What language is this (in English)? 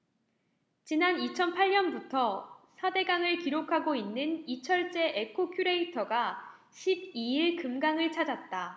Korean